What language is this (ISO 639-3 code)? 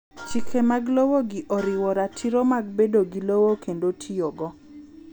luo